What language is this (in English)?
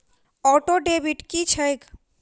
Maithili